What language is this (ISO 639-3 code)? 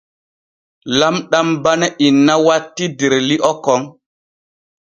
fue